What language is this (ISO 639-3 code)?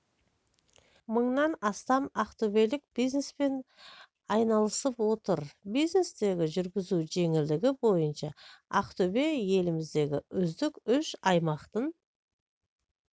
kaz